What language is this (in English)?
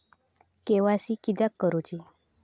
Marathi